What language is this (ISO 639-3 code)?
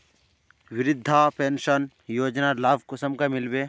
mag